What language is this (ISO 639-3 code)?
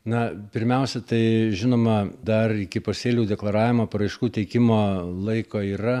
lit